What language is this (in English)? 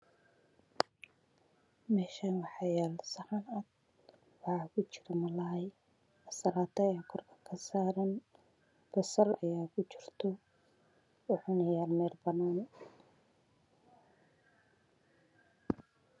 Somali